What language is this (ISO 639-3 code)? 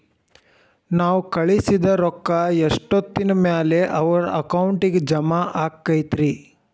kan